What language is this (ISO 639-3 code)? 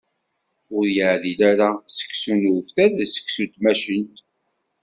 kab